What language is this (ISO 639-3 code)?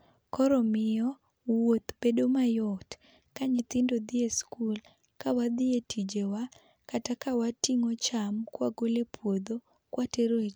luo